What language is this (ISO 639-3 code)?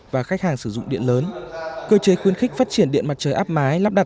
vie